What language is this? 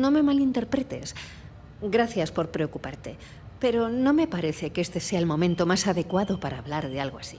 Spanish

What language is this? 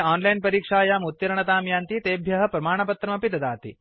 Sanskrit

